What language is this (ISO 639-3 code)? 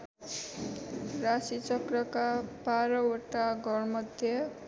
nep